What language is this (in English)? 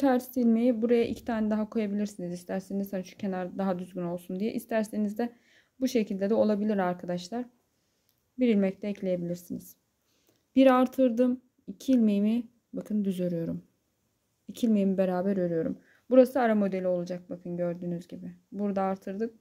Turkish